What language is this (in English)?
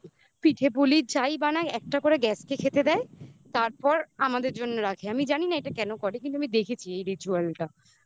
Bangla